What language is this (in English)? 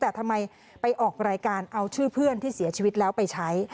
Thai